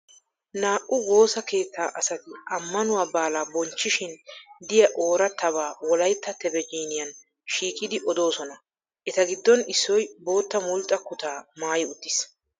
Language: Wolaytta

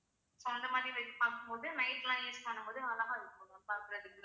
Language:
Tamil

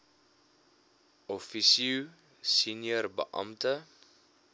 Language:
Afrikaans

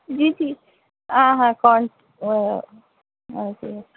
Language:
Urdu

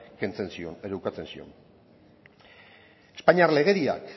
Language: Basque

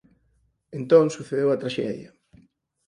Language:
Galician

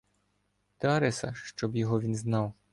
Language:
Ukrainian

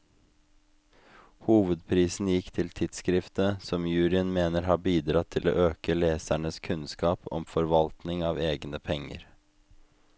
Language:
Norwegian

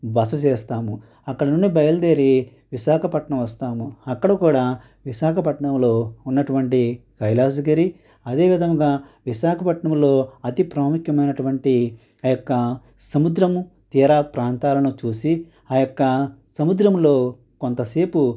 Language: Telugu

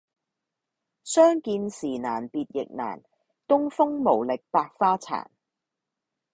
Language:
Cantonese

